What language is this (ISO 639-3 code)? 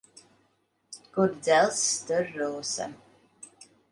lav